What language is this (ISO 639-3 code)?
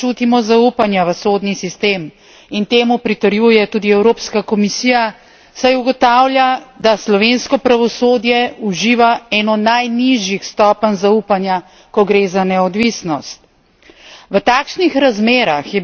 slv